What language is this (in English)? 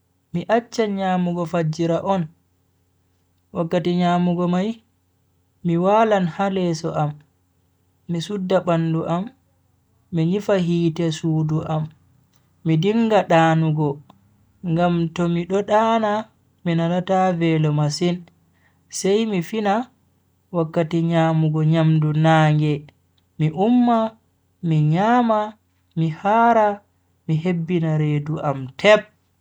Bagirmi Fulfulde